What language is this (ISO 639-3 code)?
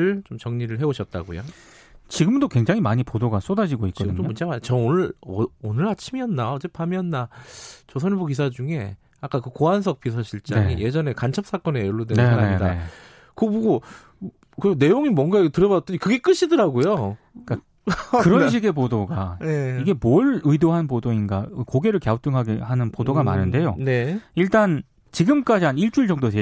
kor